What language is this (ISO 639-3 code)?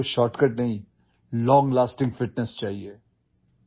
urd